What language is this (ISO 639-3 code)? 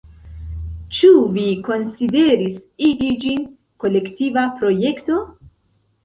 epo